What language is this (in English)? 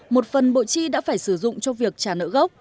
Vietnamese